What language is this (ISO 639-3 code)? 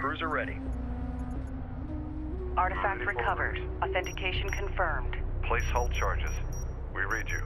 tur